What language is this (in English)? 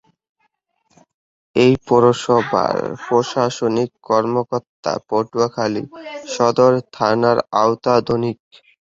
Bangla